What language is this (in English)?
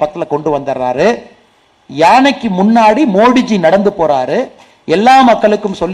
Tamil